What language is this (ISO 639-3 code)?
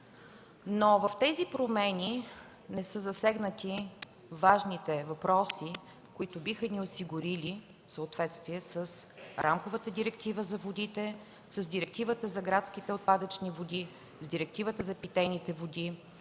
bul